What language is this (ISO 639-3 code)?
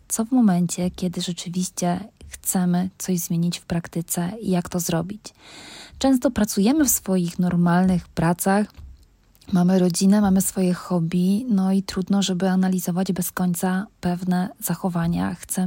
pol